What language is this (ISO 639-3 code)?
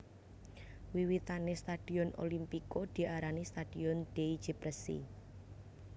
jav